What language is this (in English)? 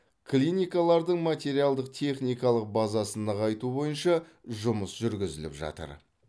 Kazakh